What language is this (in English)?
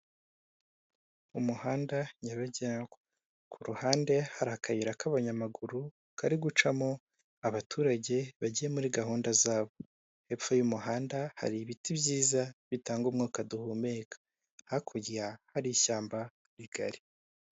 Kinyarwanda